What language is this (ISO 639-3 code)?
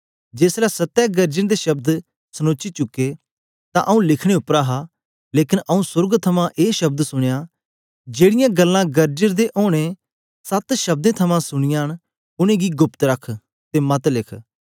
doi